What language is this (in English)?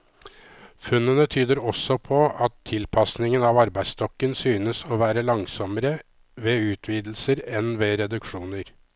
Norwegian